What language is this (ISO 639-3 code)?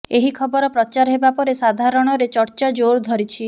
ori